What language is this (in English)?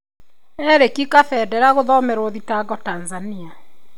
Kikuyu